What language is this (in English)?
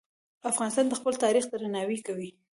Pashto